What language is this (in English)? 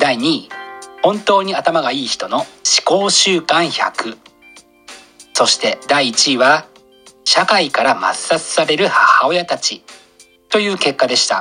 Japanese